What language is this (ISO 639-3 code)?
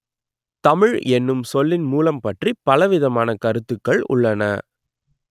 tam